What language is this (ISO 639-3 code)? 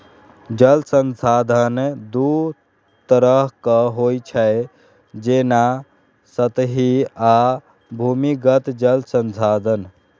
mai